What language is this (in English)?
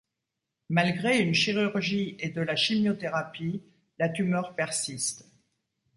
French